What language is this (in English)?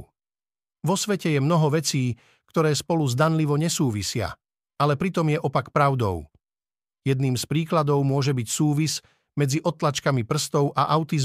Slovak